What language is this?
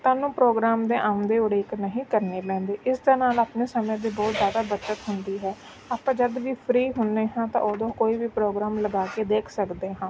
Punjabi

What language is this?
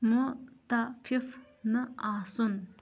Kashmiri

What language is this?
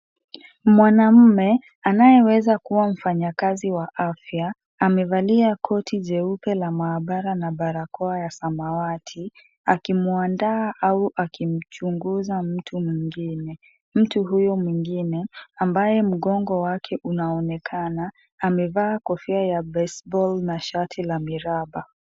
Swahili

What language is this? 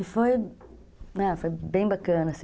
Portuguese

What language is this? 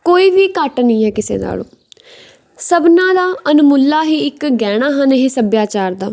Punjabi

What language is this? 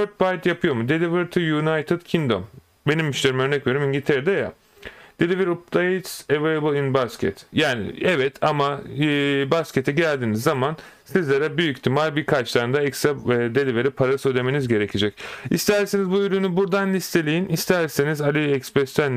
Turkish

